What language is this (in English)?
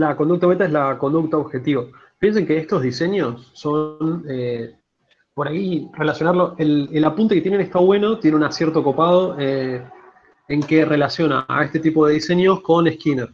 Spanish